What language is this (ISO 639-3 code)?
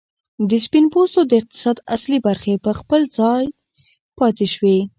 pus